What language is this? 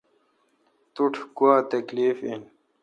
Kalkoti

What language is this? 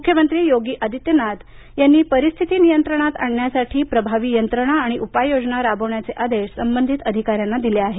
Marathi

